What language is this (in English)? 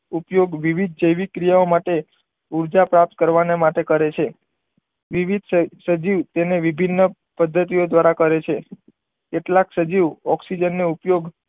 Gujarati